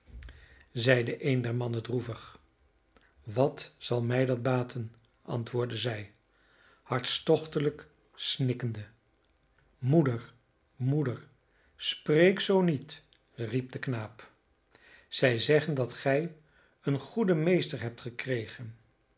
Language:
Dutch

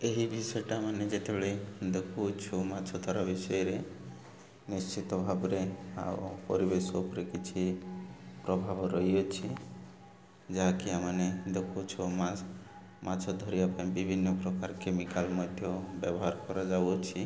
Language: Odia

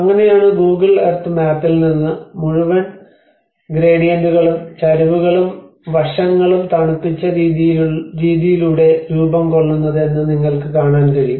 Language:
Malayalam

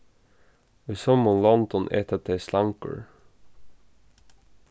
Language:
Faroese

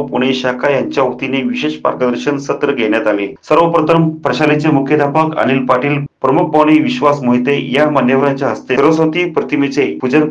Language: Romanian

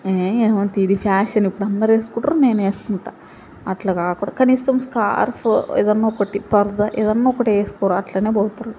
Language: Telugu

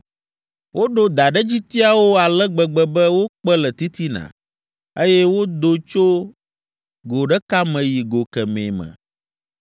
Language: Ewe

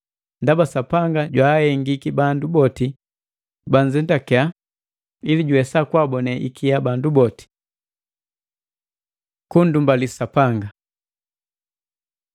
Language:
Matengo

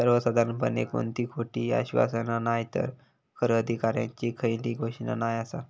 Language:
Marathi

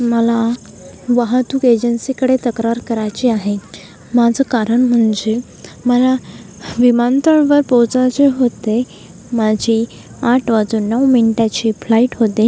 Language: Marathi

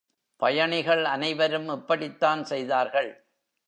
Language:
Tamil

